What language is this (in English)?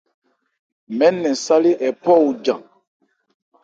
Ebrié